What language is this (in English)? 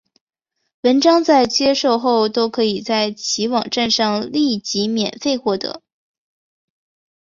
Chinese